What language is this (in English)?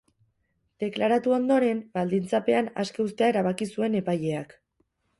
Basque